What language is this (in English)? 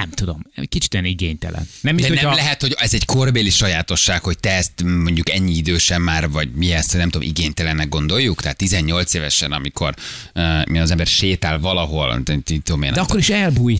Hungarian